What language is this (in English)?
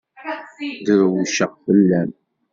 Kabyle